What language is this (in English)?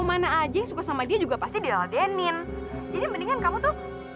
Indonesian